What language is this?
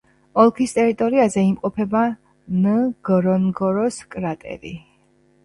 Georgian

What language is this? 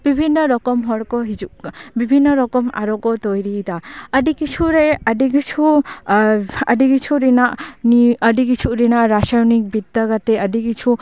Santali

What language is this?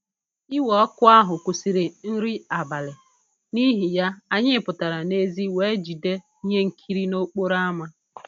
Igbo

